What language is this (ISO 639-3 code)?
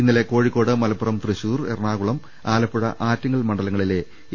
mal